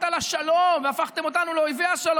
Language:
Hebrew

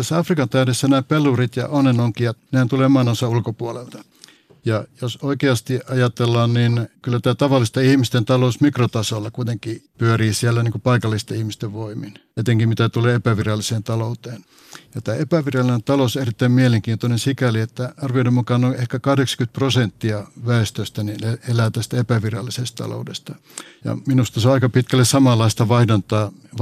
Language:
Finnish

